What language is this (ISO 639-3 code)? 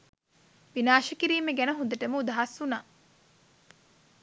sin